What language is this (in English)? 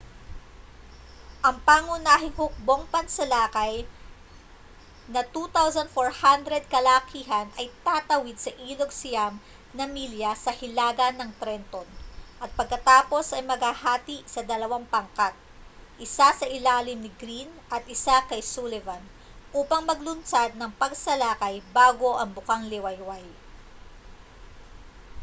Filipino